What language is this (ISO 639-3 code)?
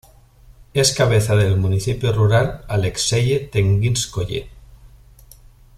spa